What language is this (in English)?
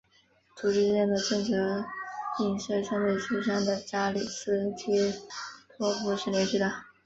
Chinese